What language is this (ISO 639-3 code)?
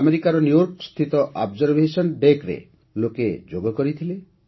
ori